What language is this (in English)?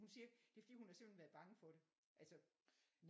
Danish